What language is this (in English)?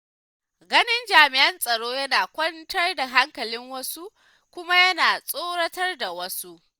Hausa